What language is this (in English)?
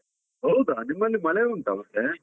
Kannada